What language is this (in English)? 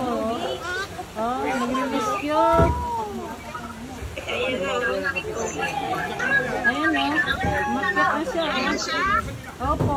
Filipino